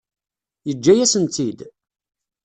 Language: Kabyle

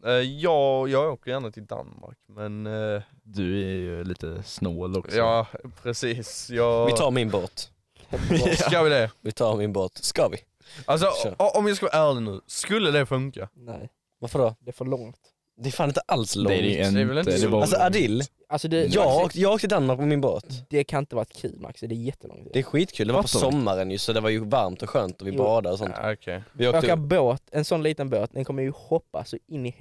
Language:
Swedish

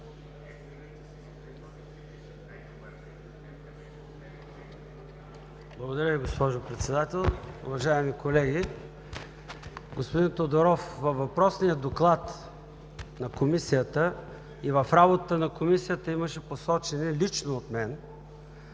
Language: Bulgarian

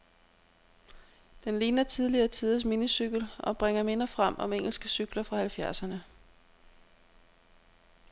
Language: Danish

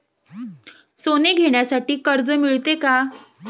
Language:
Marathi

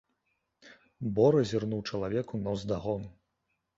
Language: Belarusian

